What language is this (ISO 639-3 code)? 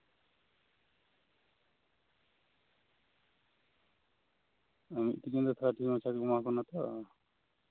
sat